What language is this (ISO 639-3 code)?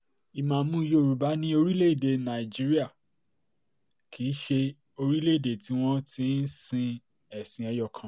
yor